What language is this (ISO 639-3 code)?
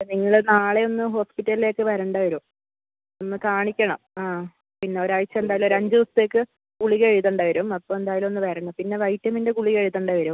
mal